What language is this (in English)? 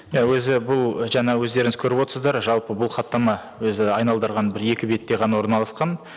Kazakh